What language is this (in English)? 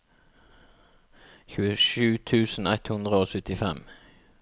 Norwegian